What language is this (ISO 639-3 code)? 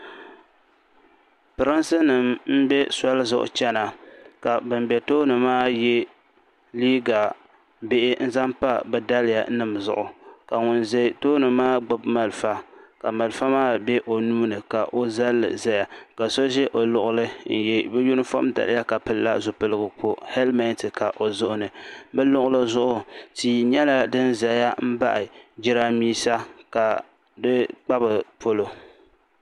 dag